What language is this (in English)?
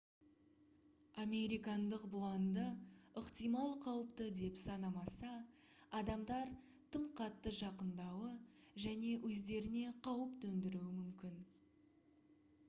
Kazakh